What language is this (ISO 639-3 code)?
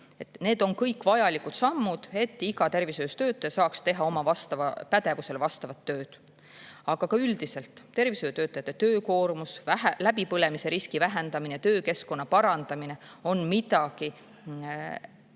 est